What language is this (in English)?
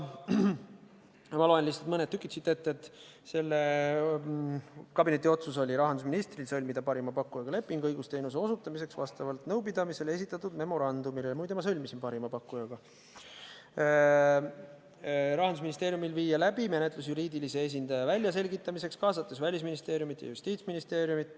Estonian